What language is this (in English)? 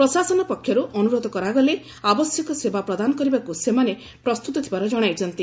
Odia